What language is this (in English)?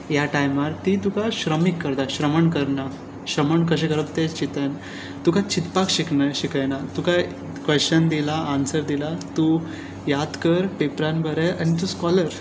Konkani